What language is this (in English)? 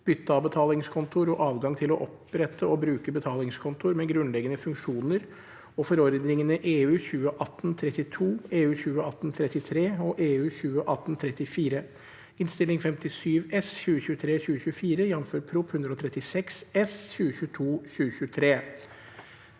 Norwegian